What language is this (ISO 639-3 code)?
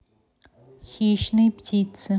rus